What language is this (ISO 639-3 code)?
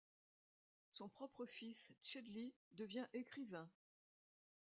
fra